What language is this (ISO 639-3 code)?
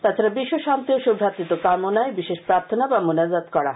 ben